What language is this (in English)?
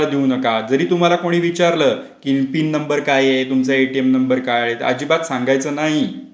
Marathi